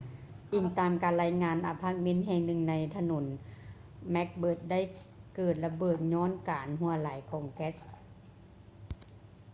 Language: Lao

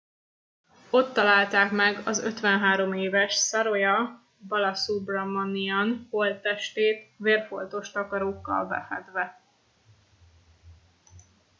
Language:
Hungarian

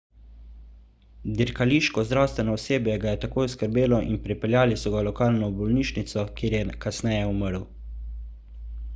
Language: Slovenian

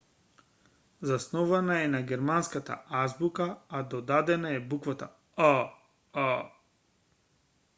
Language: Macedonian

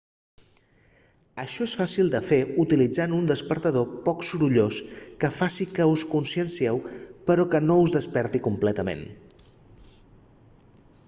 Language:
Catalan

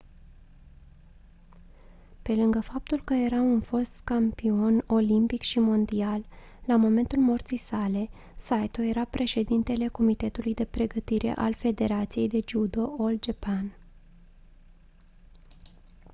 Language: Romanian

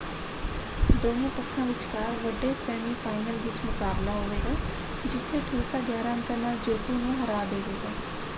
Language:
Punjabi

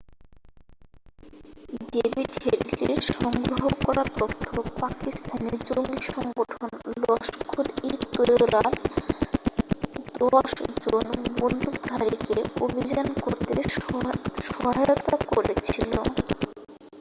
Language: Bangla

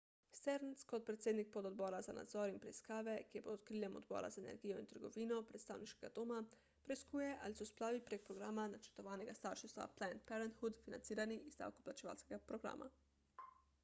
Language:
Slovenian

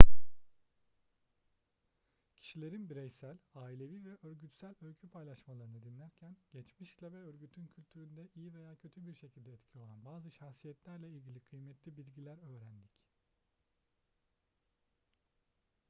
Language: Turkish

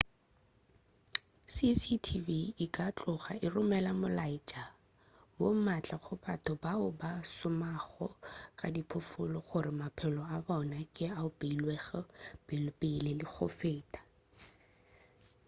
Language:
Northern Sotho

